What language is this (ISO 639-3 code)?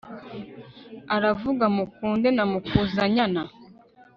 kin